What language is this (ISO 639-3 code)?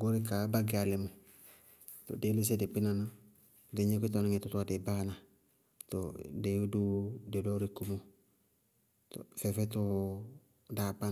bqg